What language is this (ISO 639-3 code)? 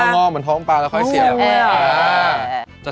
tha